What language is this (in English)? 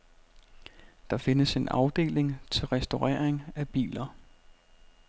Danish